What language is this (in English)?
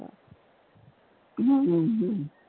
Punjabi